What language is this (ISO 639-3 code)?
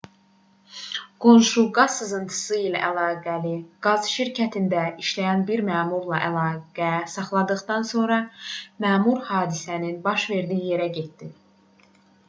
aze